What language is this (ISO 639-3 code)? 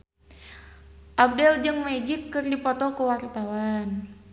sun